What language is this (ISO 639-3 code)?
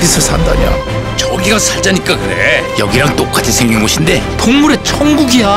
kor